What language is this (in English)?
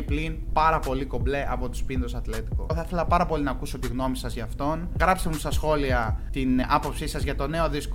Greek